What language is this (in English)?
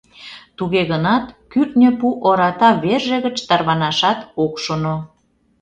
Mari